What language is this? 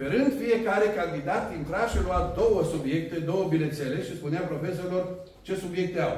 Romanian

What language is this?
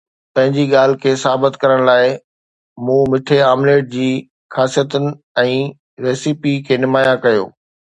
Sindhi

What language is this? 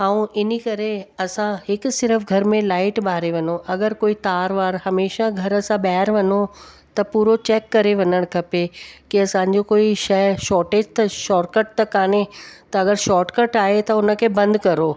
Sindhi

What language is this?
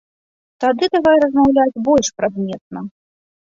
Belarusian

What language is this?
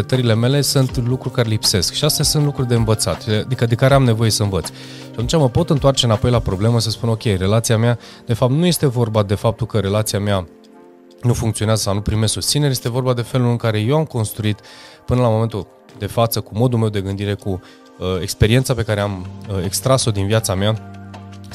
Romanian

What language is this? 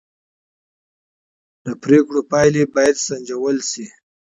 Pashto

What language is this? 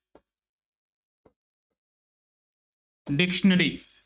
Punjabi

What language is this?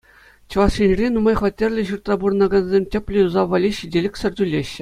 Chuvash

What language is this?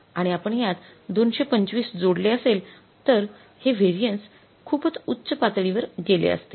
Marathi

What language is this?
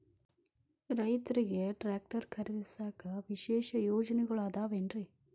Kannada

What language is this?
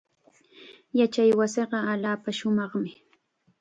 Chiquián Ancash Quechua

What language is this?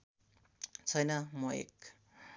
Nepali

